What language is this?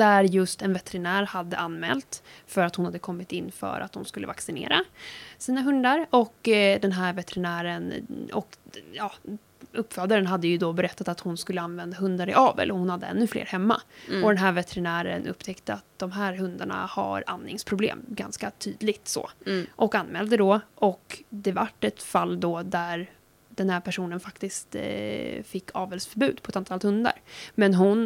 Swedish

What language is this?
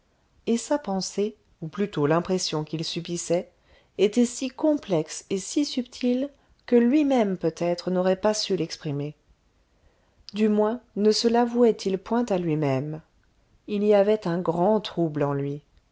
French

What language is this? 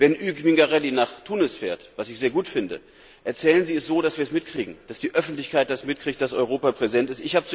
German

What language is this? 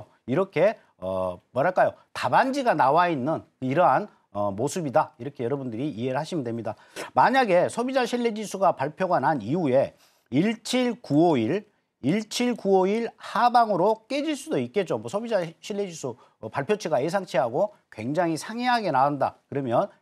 Korean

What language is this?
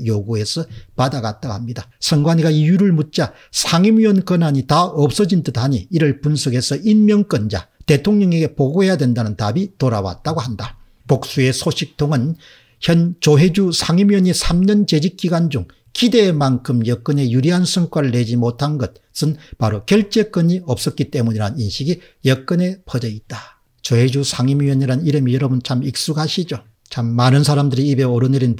Korean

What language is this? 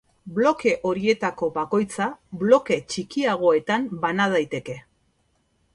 Basque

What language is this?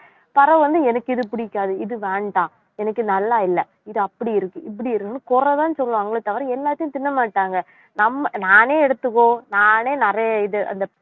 Tamil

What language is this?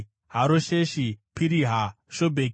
Shona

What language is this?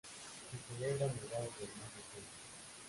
Spanish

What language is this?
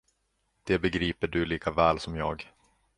Swedish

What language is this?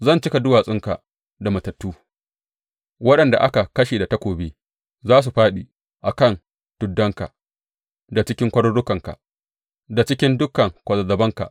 Hausa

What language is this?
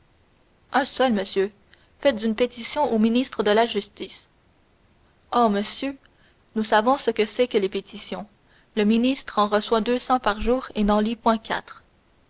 French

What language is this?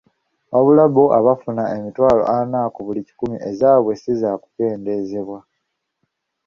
Ganda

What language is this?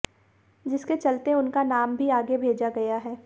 Hindi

